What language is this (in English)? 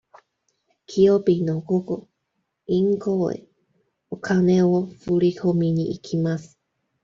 Japanese